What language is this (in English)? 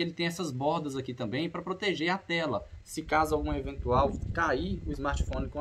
Portuguese